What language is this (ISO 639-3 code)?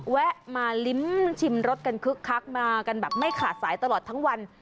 tha